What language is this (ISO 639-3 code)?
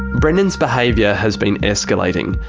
eng